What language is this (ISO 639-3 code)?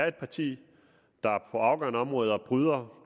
dan